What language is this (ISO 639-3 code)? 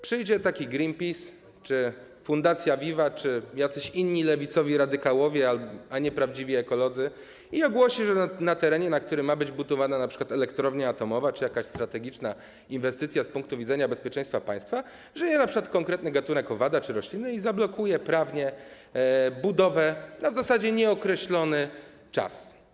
pol